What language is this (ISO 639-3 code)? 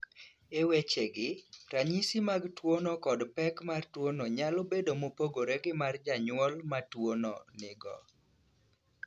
luo